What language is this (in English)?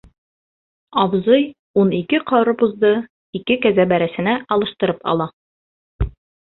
Bashkir